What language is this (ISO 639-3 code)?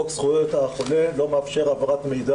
heb